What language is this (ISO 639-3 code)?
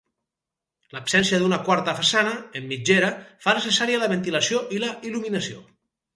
cat